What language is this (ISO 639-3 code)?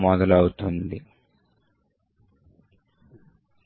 tel